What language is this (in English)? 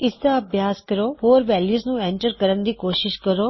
Punjabi